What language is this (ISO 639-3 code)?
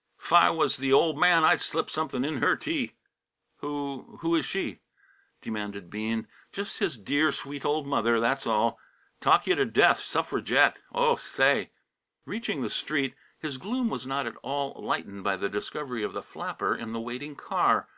eng